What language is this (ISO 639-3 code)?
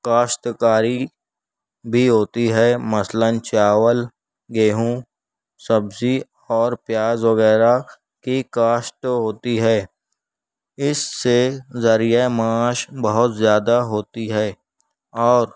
urd